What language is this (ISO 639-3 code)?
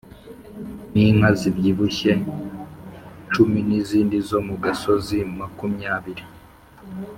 kin